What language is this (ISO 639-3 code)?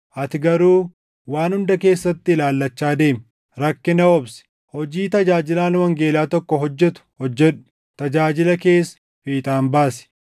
orm